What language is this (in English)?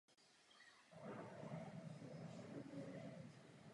Czech